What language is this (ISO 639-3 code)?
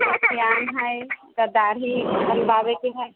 mai